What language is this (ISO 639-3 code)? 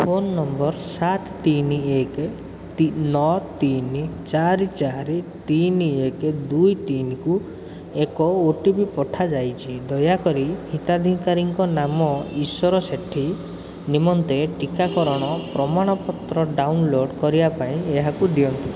ori